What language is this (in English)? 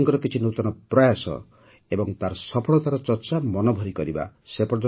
Odia